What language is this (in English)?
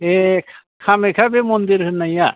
Bodo